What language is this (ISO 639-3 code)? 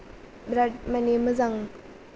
brx